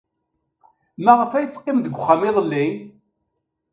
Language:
Kabyle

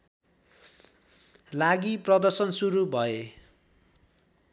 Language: Nepali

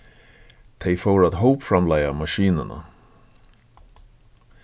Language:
Faroese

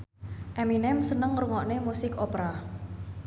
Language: Javanese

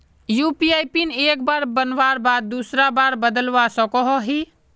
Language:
Magahi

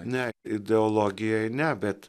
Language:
Lithuanian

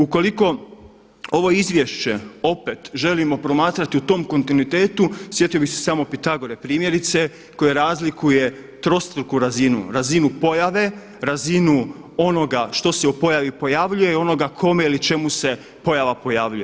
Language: Croatian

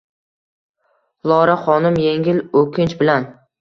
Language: Uzbek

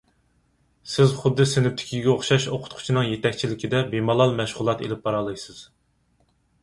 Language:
Uyghur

